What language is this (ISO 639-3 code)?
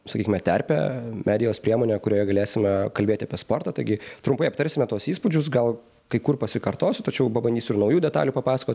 lit